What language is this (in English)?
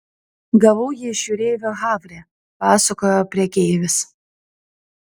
Lithuanian